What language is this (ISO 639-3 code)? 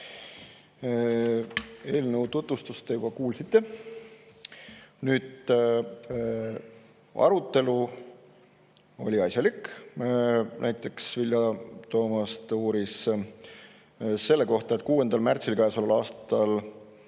est